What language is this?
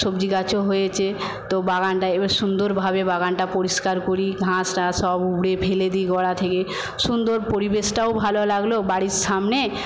Bangla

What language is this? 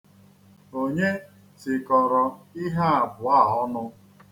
Igbo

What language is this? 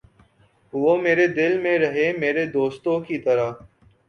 Urdu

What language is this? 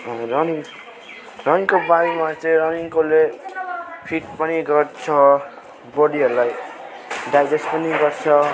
Nepali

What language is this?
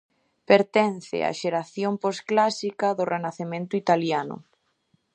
Galician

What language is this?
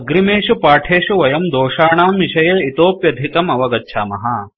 Sanskrit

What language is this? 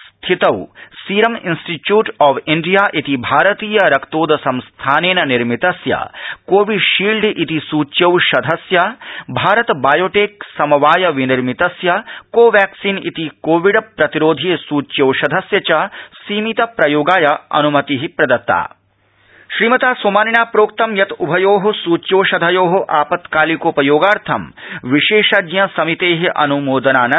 Sanskrit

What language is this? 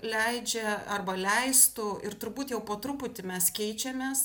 Lithuanian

